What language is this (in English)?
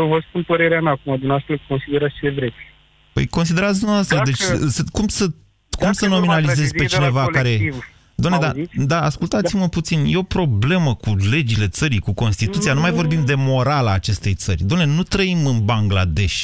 Romanian